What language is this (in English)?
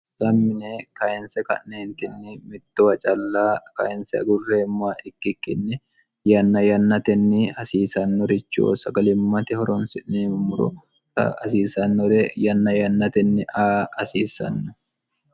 Sidamo